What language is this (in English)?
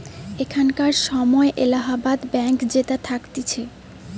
Bangla